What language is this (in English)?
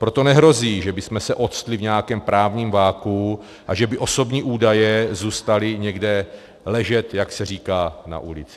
Czech